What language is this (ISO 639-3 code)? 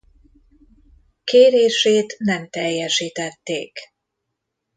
hun